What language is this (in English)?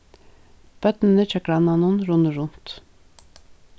Faroese